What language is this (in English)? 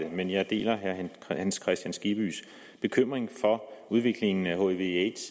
Danish